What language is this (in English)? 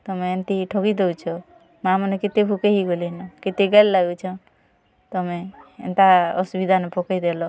Odia